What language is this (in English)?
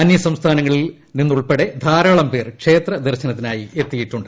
Malayalam